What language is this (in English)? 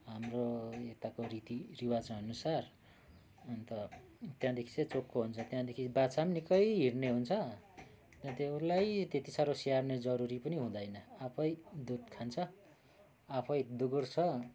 Nepali